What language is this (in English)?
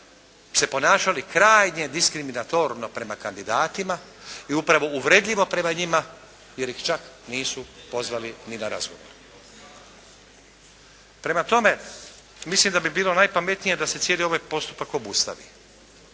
Croatian